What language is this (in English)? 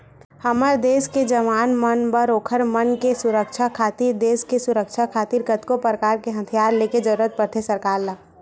Chhattisgarhi